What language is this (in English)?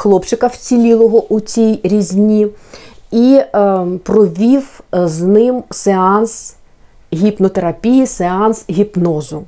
Ukrainian